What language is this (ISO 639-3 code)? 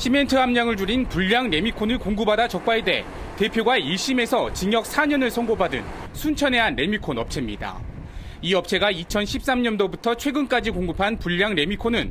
kor